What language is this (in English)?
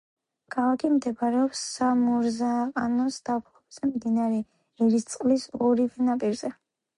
Georgian